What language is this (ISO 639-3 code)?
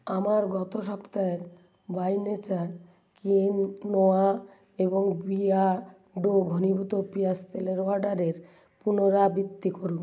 ben